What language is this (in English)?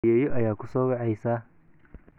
Somali